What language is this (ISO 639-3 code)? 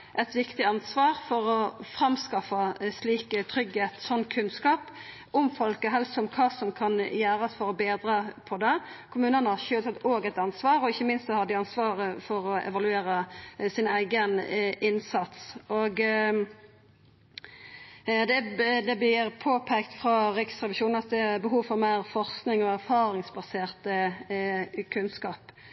nno